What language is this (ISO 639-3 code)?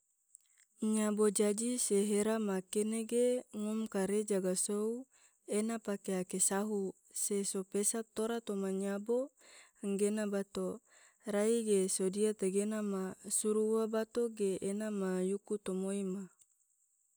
tvo